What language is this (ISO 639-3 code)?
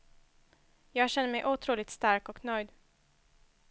swe